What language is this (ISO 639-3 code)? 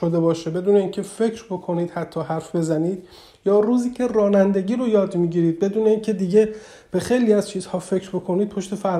fas